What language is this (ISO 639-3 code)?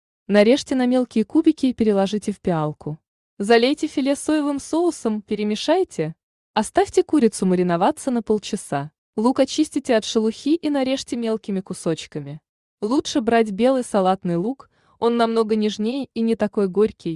rus